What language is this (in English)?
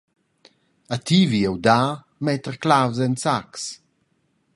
Romansh